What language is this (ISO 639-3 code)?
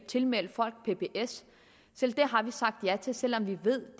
dan